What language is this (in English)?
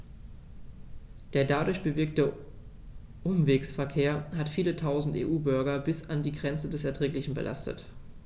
German